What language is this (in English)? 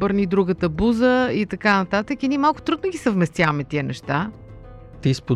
Bulgarian